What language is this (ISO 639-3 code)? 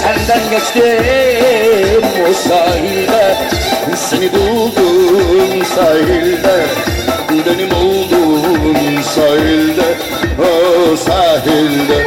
tur